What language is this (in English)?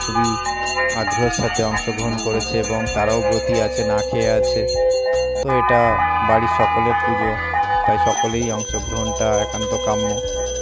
Hindi